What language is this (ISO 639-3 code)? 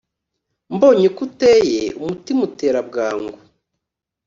kin